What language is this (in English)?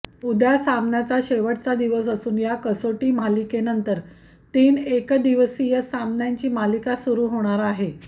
Marathi